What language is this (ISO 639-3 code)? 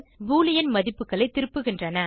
tam